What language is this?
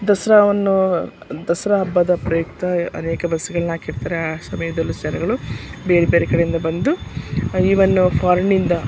Kannada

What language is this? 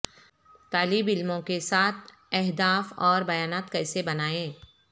Urdu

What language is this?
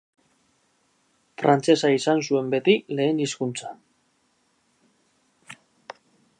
Basque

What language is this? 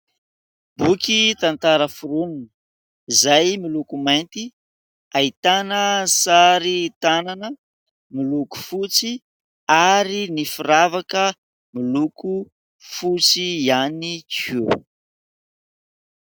Malagasy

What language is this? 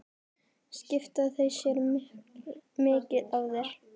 Icelandic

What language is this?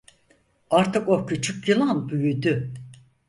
Turkish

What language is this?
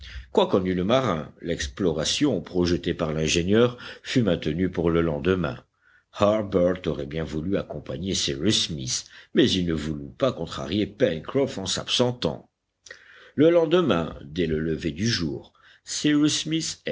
French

